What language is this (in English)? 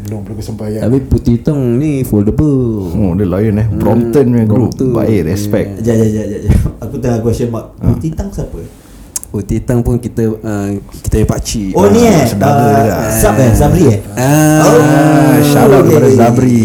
Malay